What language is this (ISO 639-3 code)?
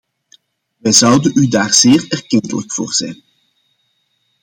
nld